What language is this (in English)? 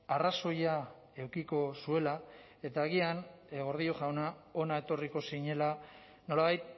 Basque